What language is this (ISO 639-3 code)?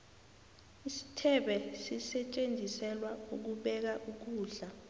nbl